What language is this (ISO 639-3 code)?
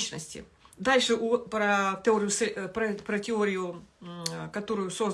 rus